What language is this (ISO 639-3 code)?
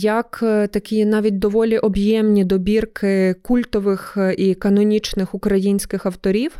ukr